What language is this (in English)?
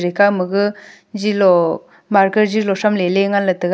Wancho Naga